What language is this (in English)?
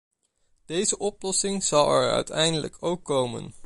Dutch